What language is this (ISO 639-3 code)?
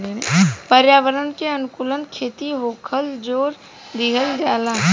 bho